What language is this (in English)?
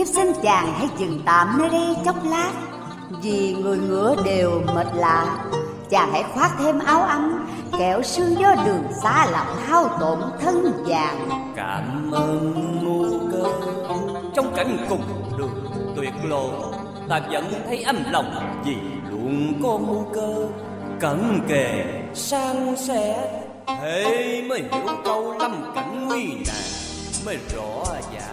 Vietnamese